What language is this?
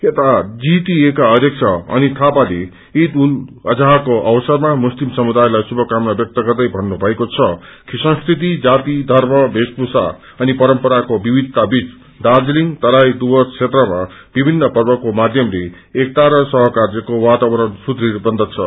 Nepali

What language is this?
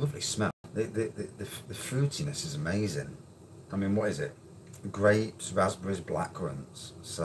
English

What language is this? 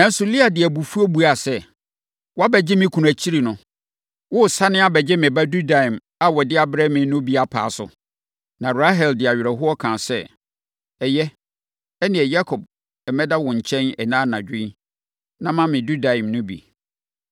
Akan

